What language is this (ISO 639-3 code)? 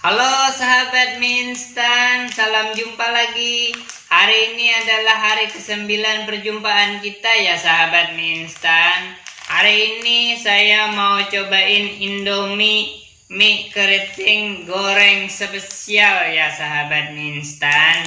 ind